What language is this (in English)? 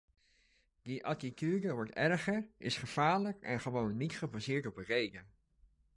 Dutch